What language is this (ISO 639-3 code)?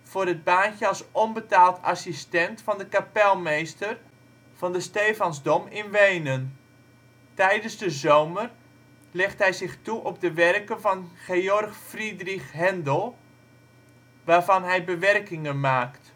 nld